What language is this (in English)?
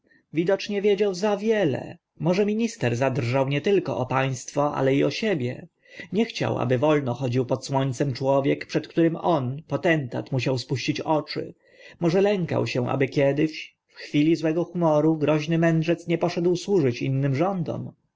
Polish